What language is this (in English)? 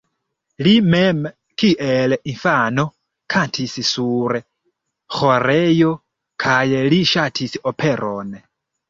Esperanto